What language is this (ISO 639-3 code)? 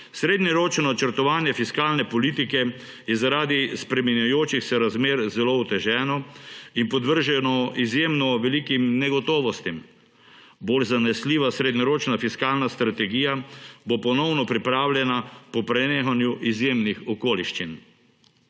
slv